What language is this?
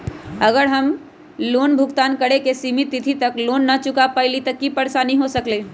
Magahi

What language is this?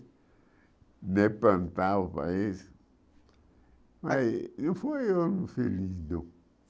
Portuguese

